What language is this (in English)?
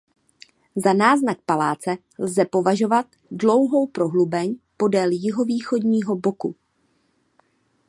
Czech